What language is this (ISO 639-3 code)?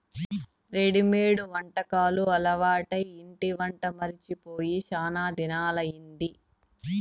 tel